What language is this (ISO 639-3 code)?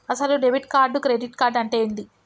tel